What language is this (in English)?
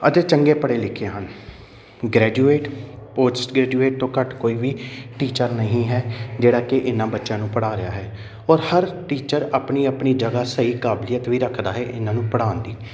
Punjabi